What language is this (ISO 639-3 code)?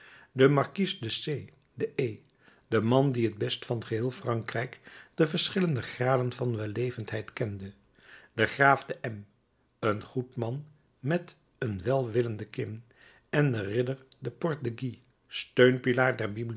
nld